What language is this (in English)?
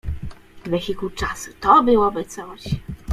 Polish